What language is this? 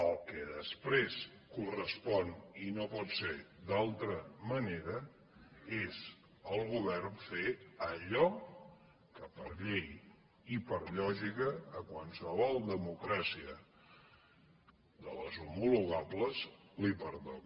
Catalan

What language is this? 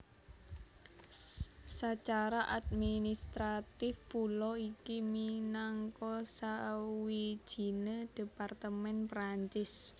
Javanese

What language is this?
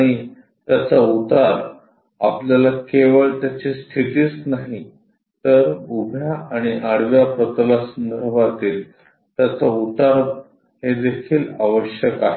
Marathi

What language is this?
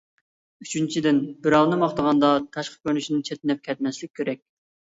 Uyghur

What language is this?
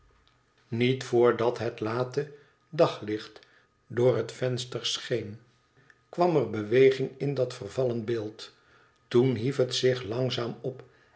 Dutch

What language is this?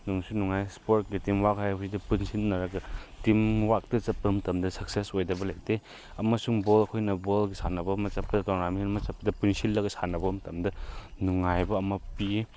Manipuri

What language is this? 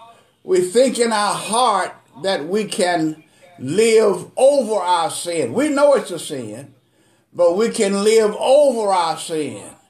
English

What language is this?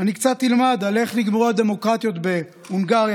Hebrew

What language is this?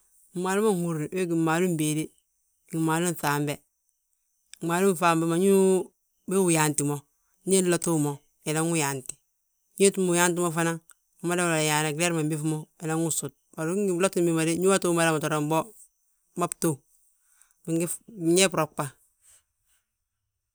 Balanta-Ganja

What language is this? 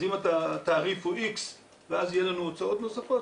Hebrew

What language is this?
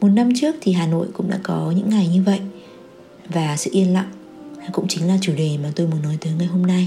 Vietnamese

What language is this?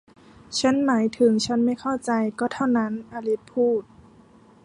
Thai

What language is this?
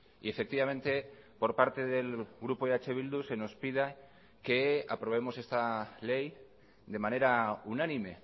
Spanish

